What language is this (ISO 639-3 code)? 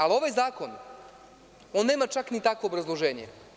srp